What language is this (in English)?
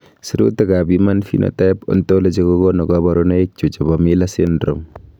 Kalenjin